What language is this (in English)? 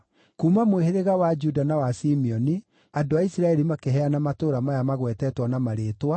Kikuyu